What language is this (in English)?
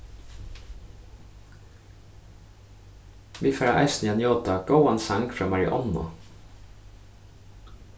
Faroese